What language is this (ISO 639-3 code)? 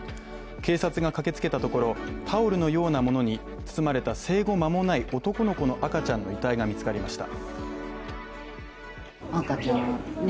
jpn